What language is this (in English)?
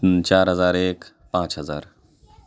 Urdu